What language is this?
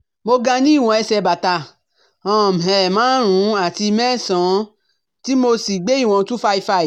Yoruba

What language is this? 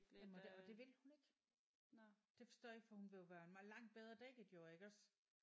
Danish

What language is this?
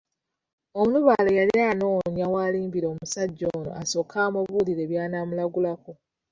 Ganda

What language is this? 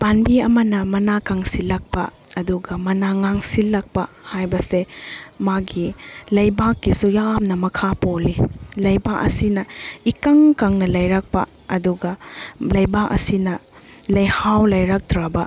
Manipuri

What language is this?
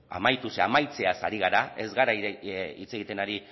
Basque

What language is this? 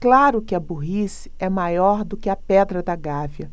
Portuguese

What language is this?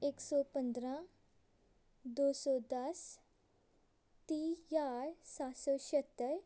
Punjabi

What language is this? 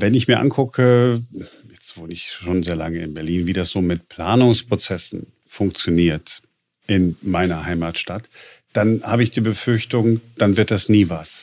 German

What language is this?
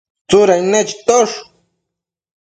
Matsés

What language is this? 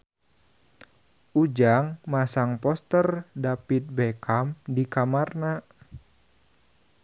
Sundanese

